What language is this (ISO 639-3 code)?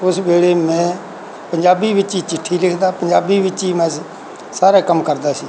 pan